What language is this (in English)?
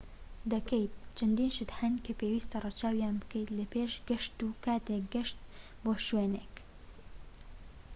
Central Kurdish